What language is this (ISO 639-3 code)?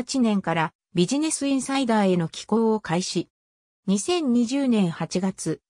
jpn